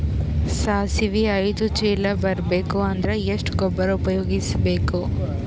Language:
Kannada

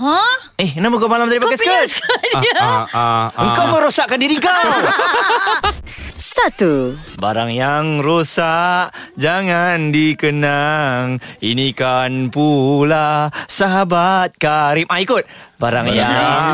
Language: Malay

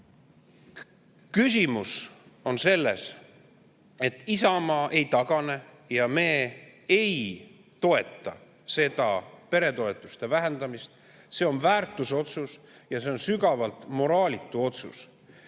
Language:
Estonian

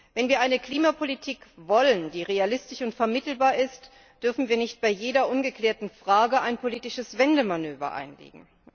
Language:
German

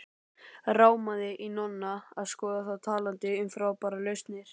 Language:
Icelandic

